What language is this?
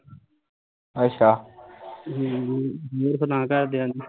Punjabi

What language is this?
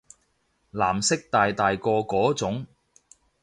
Cantonese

